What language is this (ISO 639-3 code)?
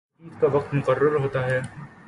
urd